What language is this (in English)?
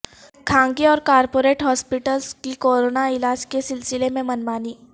Urdu